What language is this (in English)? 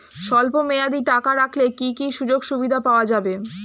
Bangla